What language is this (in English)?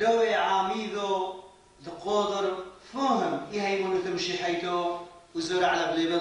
Arabic